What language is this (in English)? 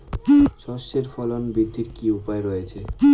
Bangla